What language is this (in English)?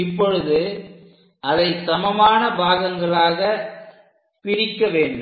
Tamil